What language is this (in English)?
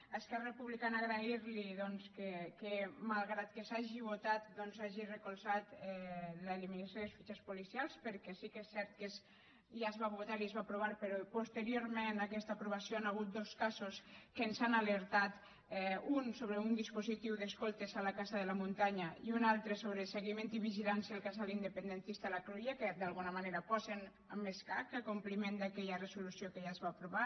Catalan